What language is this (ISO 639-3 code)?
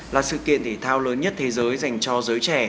vie